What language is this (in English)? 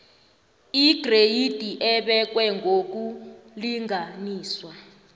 South Ndebele